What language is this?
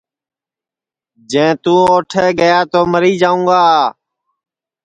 Sansi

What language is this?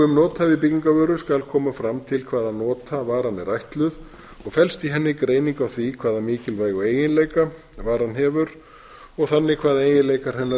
Icelandic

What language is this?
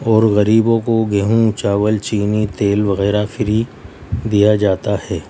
Urdu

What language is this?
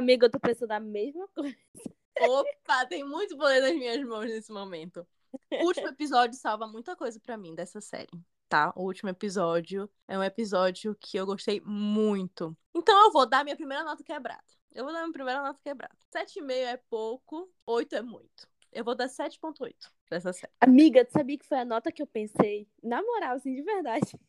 Portuguese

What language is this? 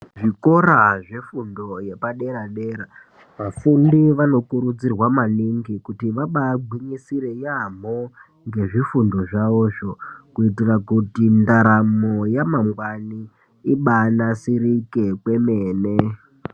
Ndau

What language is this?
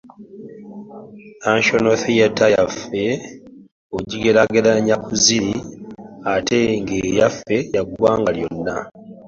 Ganda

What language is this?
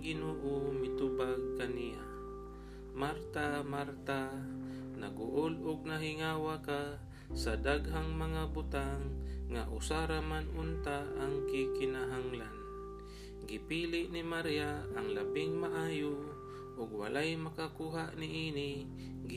Filipino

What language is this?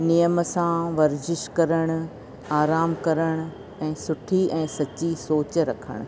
Sindhi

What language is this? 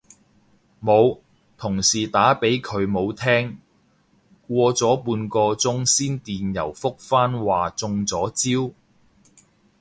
Cantonese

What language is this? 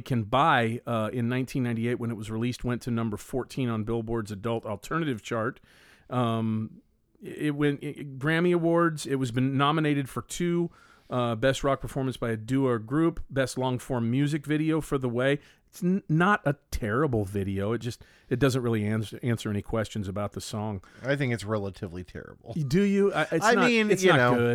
English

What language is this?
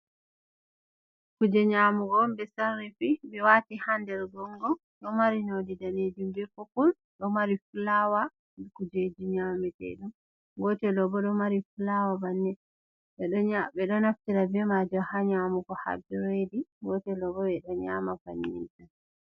Fula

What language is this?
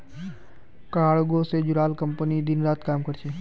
Magahi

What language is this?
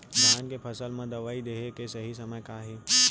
Chhattisgarhi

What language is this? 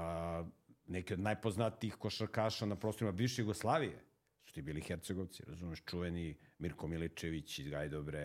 Croatian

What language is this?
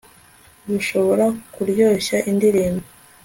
Kinyarwanda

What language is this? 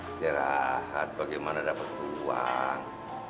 Indonesian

